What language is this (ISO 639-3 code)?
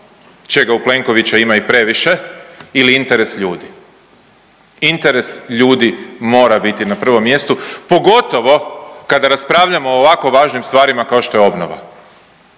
hrv